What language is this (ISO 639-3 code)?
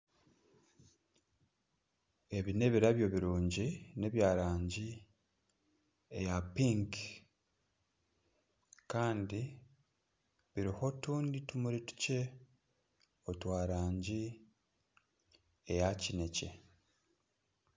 nyn